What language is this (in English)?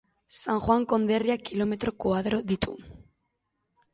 Basque